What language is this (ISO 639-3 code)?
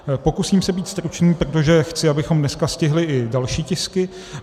ces